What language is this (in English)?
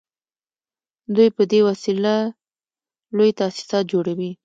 Pashto